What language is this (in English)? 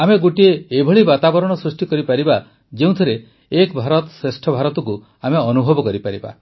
Odia